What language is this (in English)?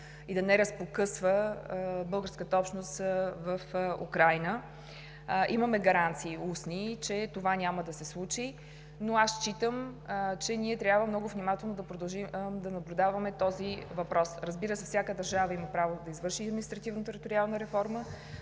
Bulgarian